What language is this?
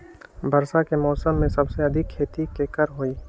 Magahi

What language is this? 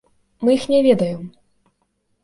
Belarusian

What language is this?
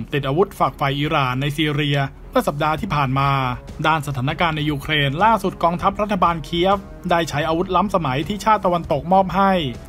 Thai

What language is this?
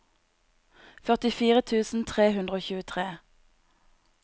Norwegian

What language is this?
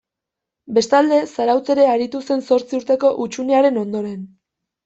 Basque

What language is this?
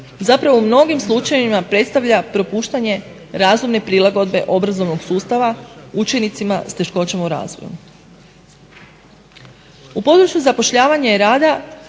Croatian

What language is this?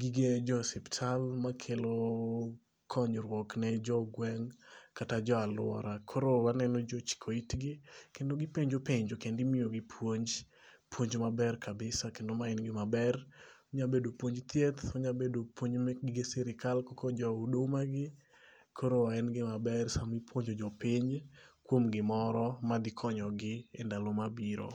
Luo (Kenya and Tanzania)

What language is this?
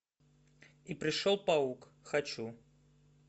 Russian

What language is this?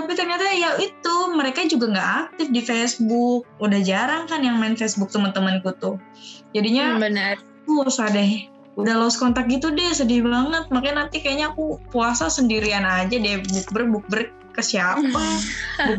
Indonesian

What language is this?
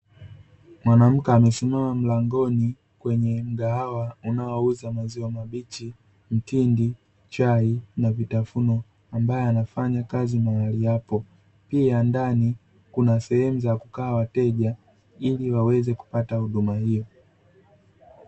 Swahili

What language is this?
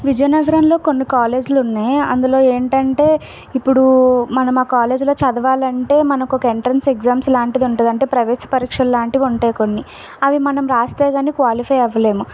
Telugu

